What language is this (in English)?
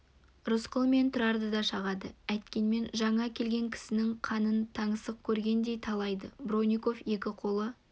Kazakh